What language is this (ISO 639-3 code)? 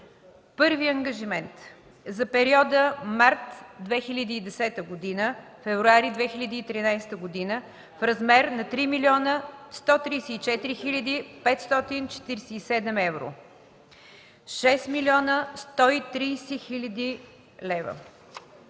bul